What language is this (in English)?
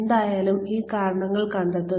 Malayalam